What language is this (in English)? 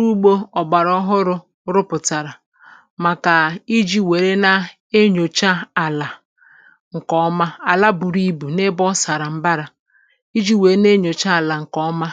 Igbo